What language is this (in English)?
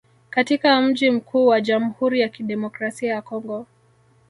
Swahili